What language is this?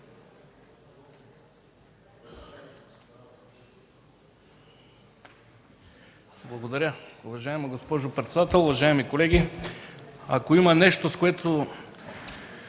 Bulgarian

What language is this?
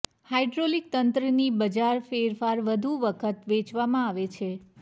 Gujarati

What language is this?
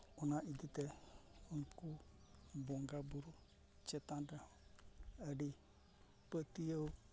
Santali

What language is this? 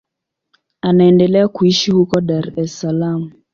Swahili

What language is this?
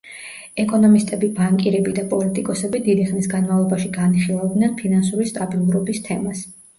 Georgian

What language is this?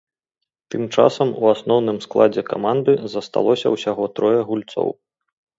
Belarusian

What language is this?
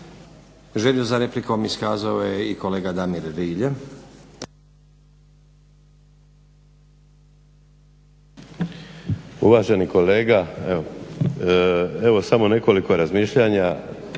Croatian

